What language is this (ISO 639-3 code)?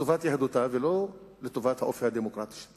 heb